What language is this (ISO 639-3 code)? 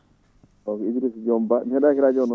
ful